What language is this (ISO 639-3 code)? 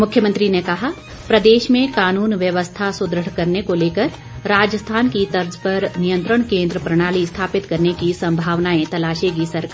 hin